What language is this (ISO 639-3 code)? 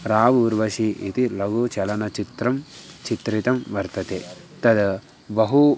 san